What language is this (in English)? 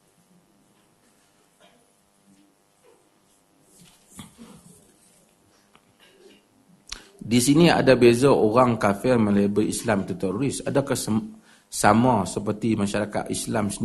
Malay